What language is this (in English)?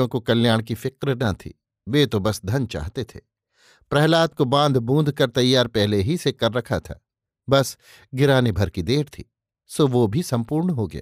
Hindi